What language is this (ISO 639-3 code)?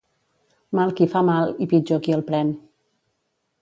cat